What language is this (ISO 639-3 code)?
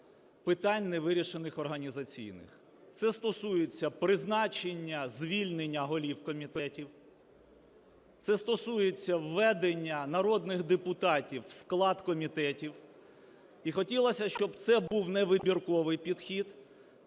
ukr